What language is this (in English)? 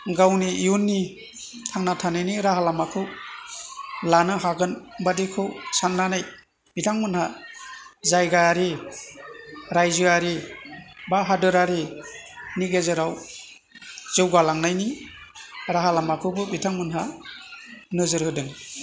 Bodo